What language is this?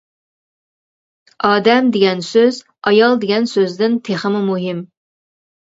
Uyghur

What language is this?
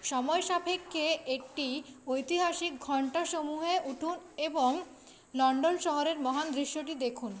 Bangla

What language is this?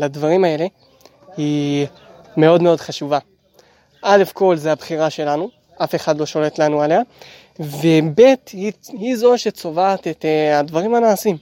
Hebrew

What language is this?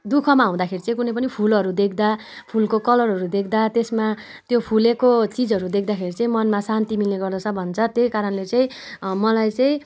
Nepali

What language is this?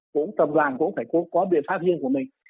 Vietnamese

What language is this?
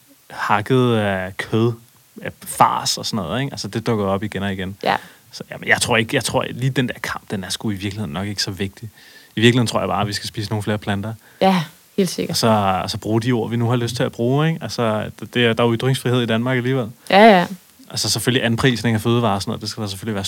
Danish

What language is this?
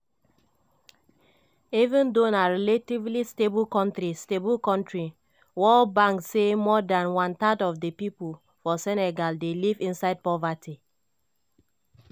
Nigerian Pidgin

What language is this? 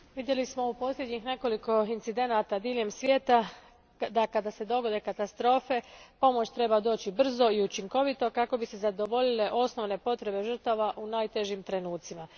Croatian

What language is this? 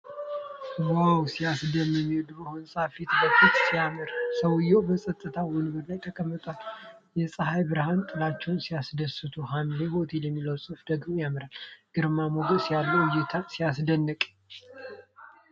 Amharic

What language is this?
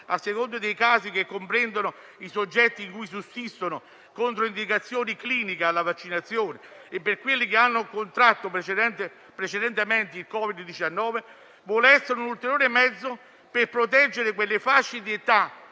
Italian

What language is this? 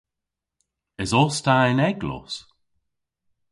Cornish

